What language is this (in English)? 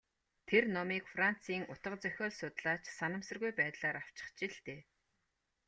Mongolian